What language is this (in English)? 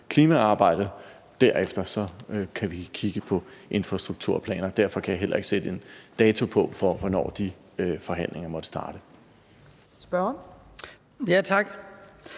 Danish